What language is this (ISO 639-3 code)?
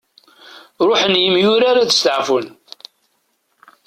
kab